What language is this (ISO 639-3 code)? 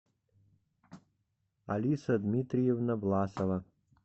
rus